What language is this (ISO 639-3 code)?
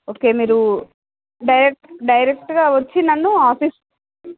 tel